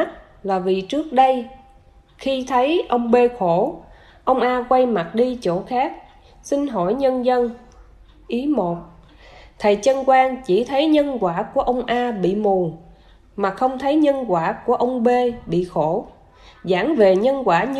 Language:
Vietnamese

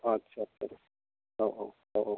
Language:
Bodo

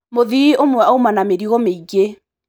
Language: Kikuyu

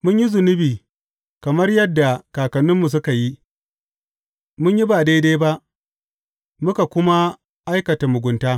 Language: Hausa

